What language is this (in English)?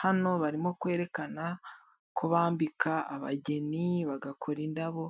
Kinyarwanda